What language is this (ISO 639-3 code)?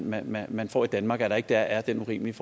dan